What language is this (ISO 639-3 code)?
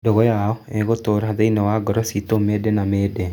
kik